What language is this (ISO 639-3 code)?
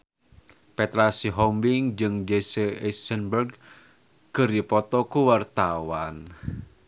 sun